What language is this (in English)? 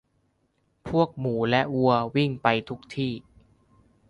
Thai